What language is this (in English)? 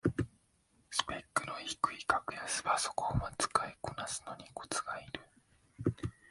Japanese